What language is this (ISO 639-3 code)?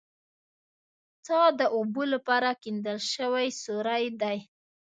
pus